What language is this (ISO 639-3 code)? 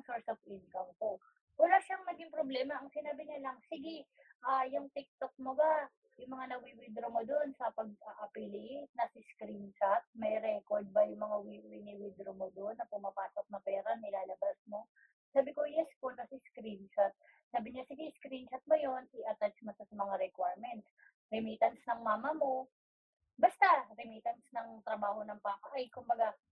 fil